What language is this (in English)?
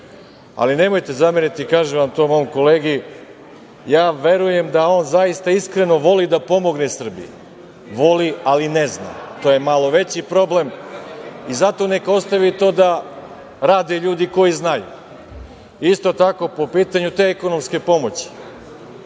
Serbian